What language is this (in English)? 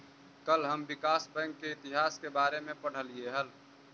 Magahi